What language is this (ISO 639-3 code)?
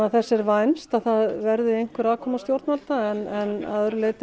isl